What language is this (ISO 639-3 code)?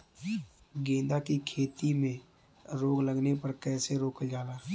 bho